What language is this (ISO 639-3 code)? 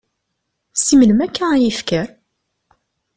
kab